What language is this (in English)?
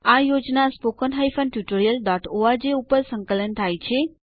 Gujarati